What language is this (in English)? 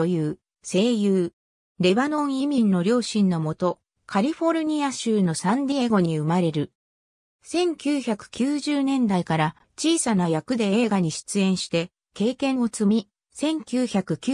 Japanese